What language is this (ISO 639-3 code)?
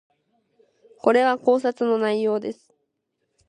jpn